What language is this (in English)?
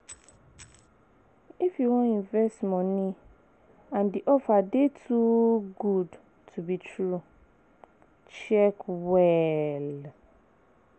Nigerian Pidgin